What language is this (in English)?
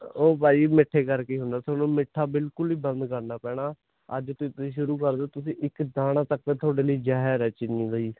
Punjabi